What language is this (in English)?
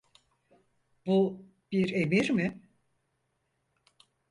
Turkish